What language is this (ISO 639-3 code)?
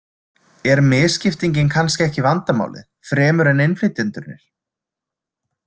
isl